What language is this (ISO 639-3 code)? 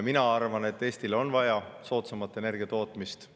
est